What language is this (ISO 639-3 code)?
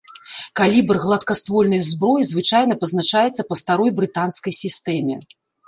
bel